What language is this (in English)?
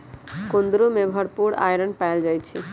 Magahi